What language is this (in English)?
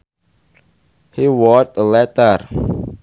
Sundanese